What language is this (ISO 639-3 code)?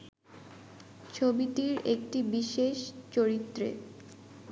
ben